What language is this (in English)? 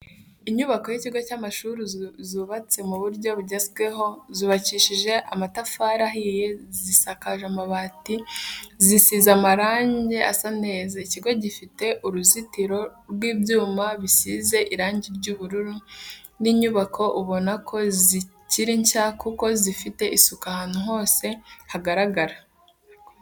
Kinyarwanda